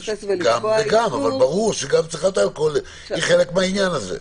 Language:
Hebrew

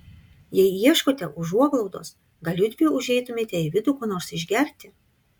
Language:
Lithuanian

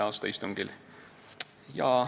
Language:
Estonian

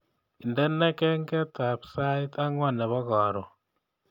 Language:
Kalenjin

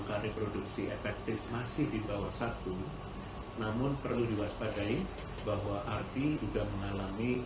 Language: Indonesian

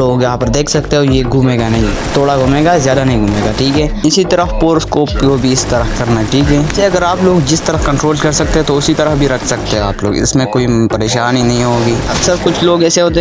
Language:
Urdu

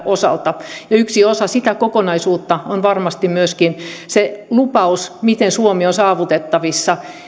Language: Finnish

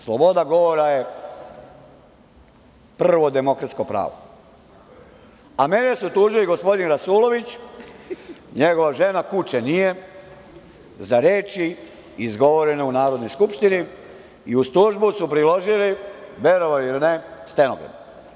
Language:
Serbian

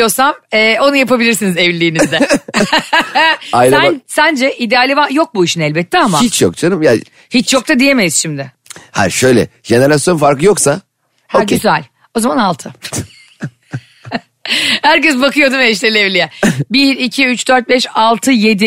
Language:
Turkish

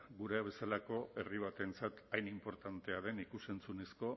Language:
Basque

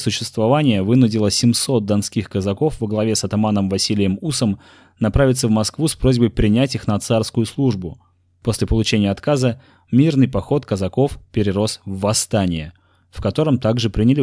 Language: Russian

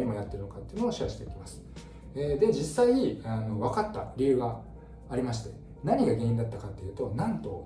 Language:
Japanese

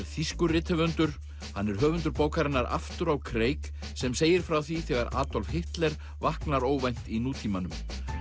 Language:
Icelandic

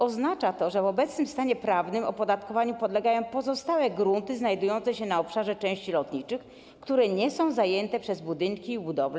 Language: Polish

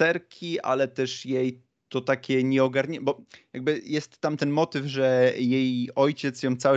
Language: Polish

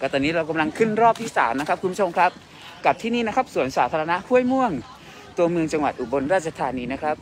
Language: Thai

